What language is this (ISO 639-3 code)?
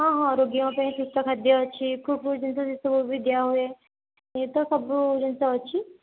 ori